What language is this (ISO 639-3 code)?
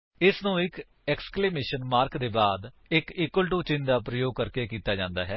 pan